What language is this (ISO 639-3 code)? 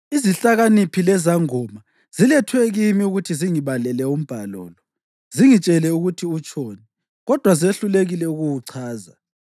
nde